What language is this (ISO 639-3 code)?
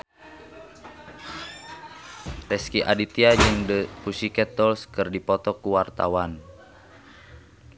sun